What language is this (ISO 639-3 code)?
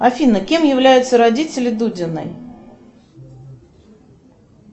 rus